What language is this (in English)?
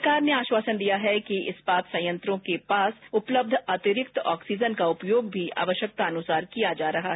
Hindi